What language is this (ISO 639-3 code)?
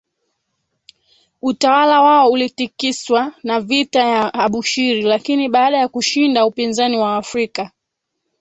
swa